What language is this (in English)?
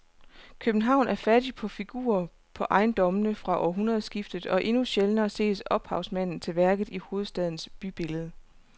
Danish